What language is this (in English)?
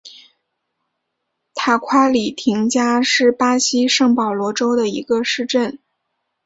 Chinese